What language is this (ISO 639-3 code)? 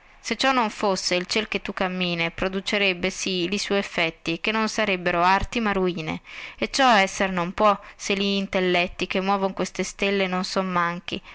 ita